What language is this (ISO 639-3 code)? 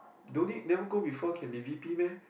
eng